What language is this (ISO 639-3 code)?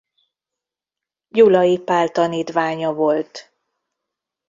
hun